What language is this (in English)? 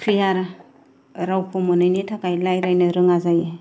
Bodo